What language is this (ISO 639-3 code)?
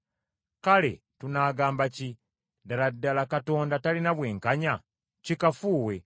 lug